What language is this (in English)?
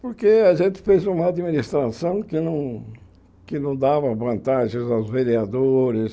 Portuguese